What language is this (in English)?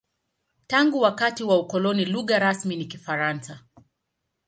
Swahili